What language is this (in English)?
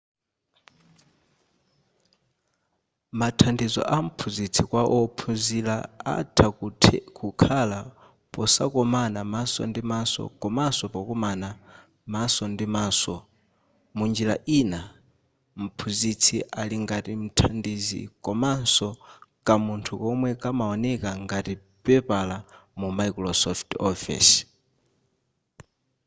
Nyanja